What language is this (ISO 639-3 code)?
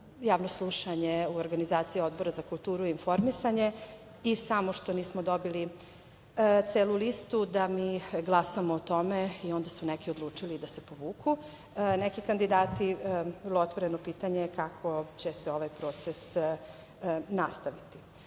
srp